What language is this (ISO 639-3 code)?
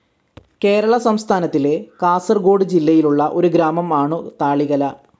mal